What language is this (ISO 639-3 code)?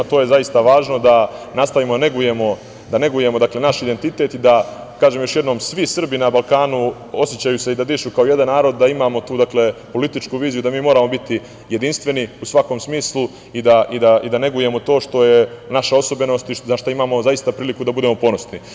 srp